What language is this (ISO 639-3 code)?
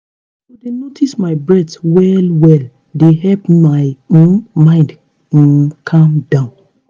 pcm